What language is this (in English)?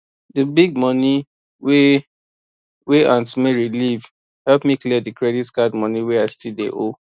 Nigerian Pidgin